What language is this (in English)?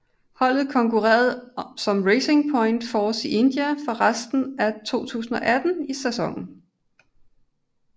Danish